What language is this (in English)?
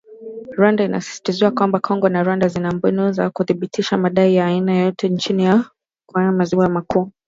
Swahili